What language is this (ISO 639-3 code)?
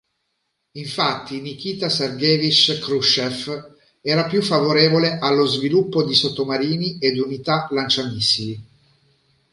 ita